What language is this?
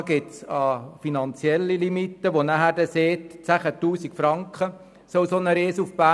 Swiss German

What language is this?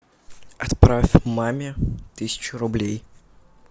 Russian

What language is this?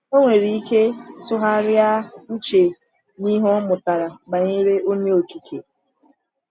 Igbo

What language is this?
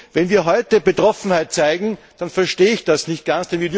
German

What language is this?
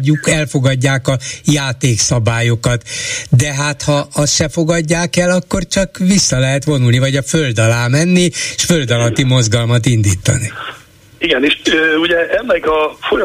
Hungarian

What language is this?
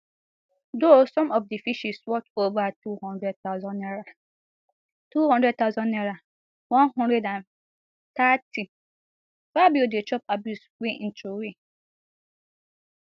Nigerian Pidgin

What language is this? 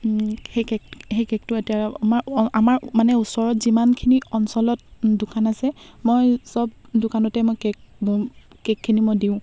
Assamese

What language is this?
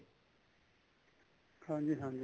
Punjabi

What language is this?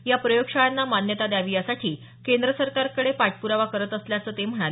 Marathi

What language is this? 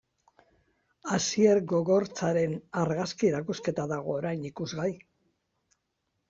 Basque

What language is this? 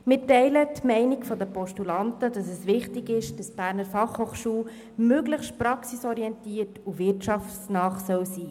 Swiss German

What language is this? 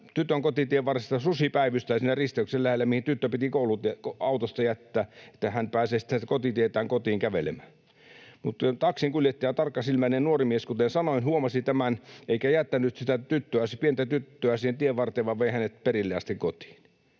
Finnish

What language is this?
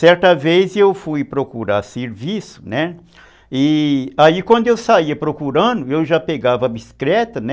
Portuguese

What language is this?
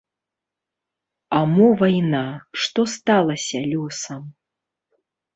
Belarusian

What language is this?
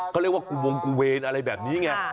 Thai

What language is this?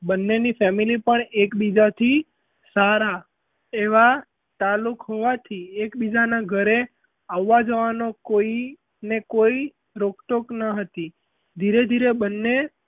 Gujarati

